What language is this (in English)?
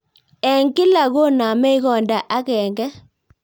Kalenjin